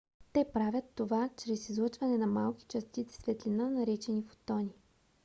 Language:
Bulgarian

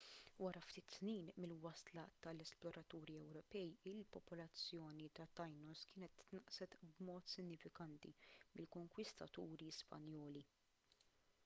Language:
Maltese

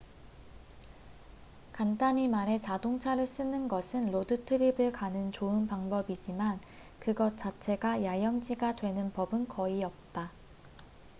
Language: Korean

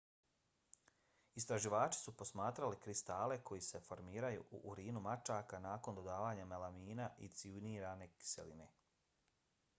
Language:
Bosnian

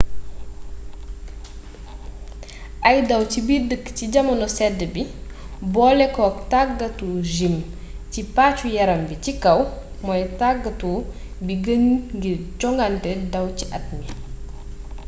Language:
Wolof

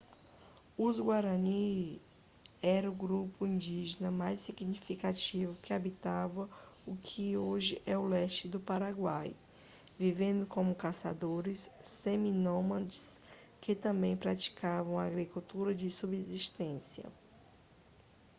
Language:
Portuguese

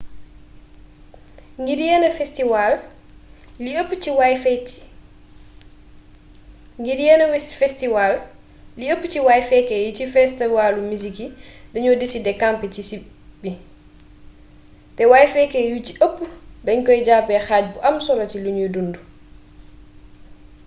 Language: Wolof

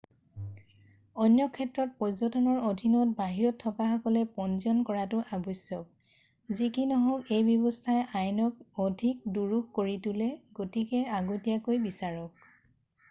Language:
Assamese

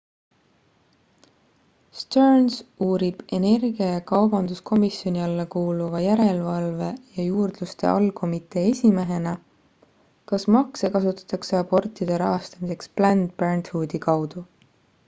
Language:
Estonian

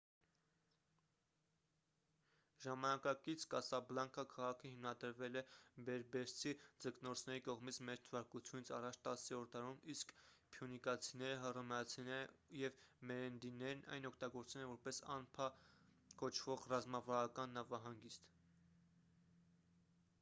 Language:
Armenian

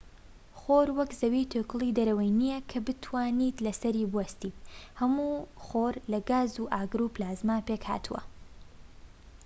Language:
Central Kurdish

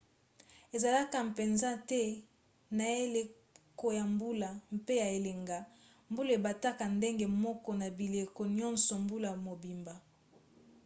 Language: Lingala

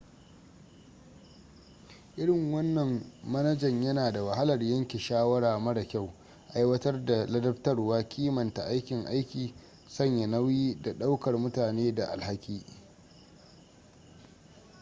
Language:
Hausa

